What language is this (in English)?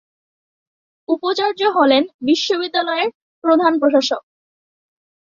Bangla